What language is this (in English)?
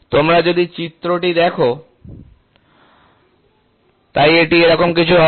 Bangla